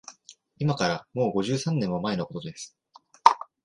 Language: Japanese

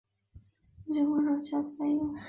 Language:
Chinese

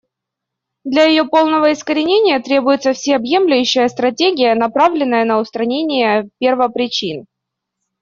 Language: Russian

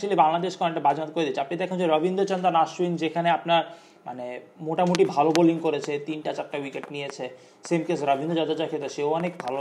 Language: Bangla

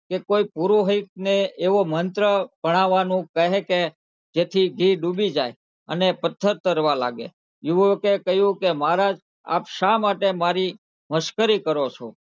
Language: Gujarati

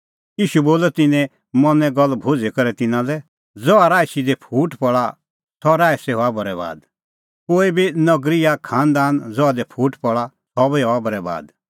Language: Kullu Pahari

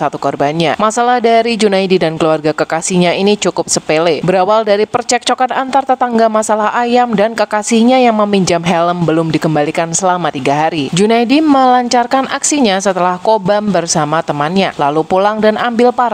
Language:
Indonesian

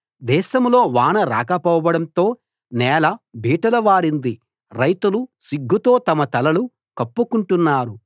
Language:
Telugu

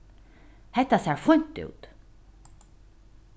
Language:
Faroese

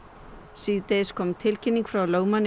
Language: Icelandic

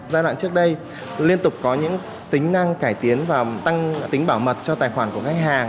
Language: Vietnamese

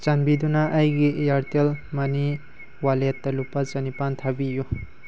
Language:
Manipuri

